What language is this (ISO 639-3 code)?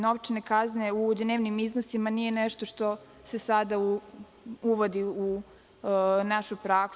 srp